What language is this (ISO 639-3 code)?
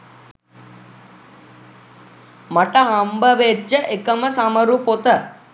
sin